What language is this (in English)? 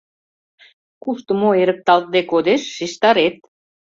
Mari